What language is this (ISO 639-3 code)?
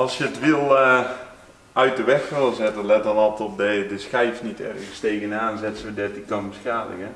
nld